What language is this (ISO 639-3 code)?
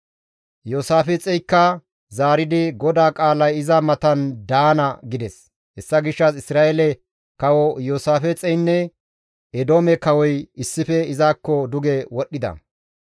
gmv